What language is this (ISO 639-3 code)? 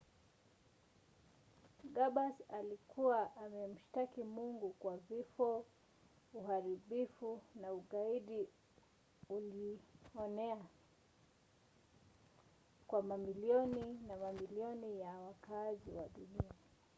swa